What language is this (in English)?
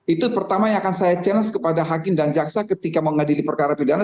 Indonesian